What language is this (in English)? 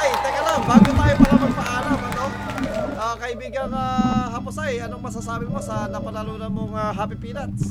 Filipino